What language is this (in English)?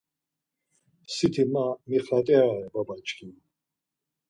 Laz